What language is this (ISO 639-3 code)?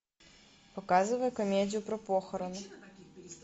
rus